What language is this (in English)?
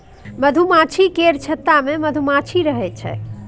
Maithili